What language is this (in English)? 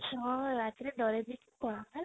Odia